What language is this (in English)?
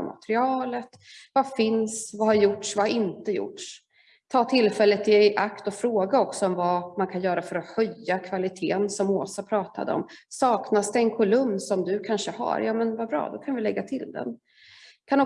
Swedish